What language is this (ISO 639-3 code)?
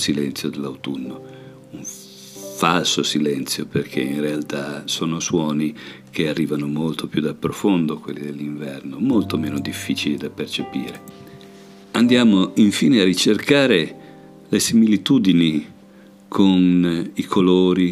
ita